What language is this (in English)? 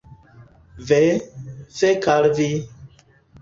Esperanto